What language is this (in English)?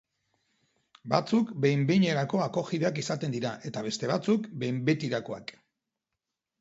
Basque